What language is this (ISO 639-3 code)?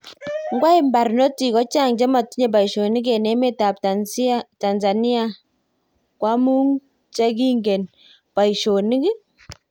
kln